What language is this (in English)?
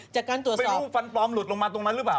Thai